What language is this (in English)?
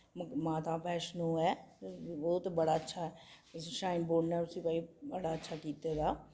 Dogri